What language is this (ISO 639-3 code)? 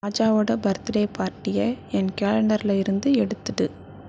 tam